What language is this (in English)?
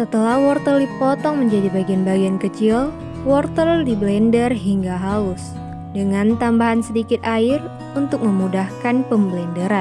Indonesian